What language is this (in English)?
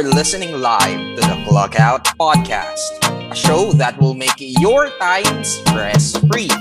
Filipino